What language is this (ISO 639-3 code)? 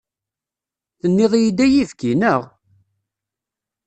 kab